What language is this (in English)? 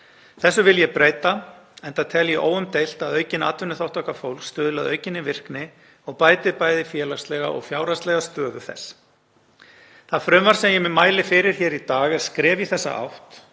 Icelandic